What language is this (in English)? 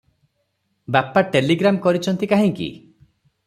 Odia